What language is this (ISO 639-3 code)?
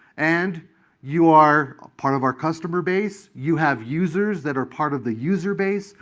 eng